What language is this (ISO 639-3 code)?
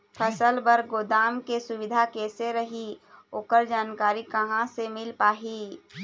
hne